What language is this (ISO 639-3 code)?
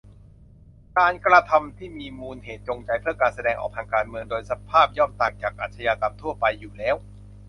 tha